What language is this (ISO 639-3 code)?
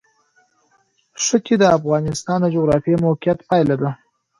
pus